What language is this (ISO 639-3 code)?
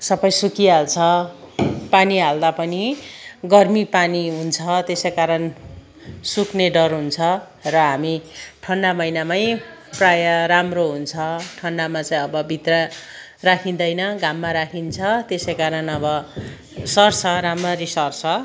nep